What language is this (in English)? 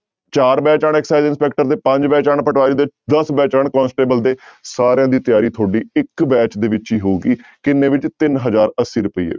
Punjabi